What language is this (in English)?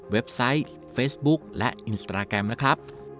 Thai